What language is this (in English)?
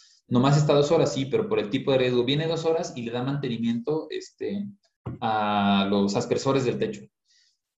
Spanish